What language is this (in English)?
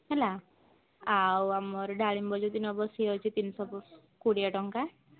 Odia